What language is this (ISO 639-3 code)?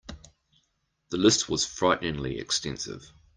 eng